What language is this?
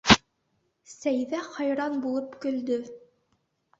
Bashkir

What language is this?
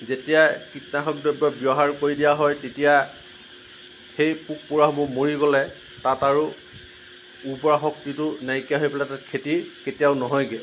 Assamese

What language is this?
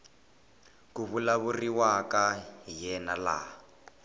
Tsonga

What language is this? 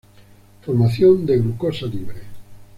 Spanish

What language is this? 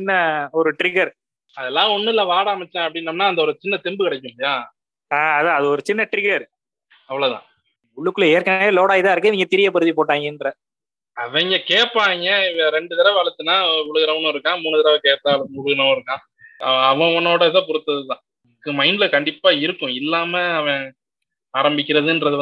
Tamil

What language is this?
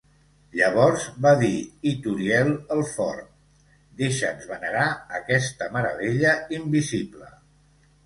Catalan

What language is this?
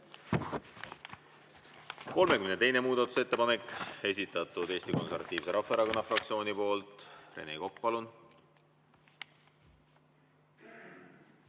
Estonian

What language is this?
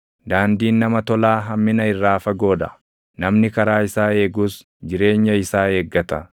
Oromo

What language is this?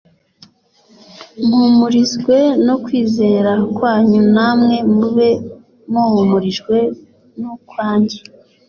Kinyarwanda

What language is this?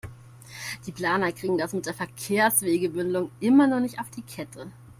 German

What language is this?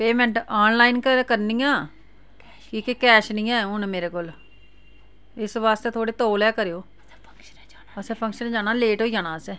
Dogri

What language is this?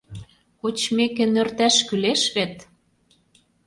Mari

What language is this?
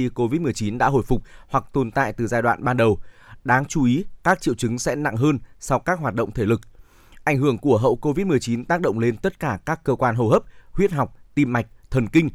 Vietnamese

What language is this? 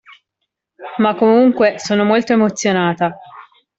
Italian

